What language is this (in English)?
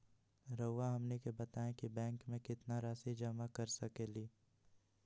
Magahi